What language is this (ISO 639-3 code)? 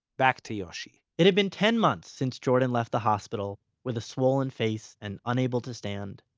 eng